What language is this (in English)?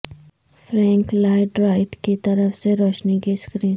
Urdu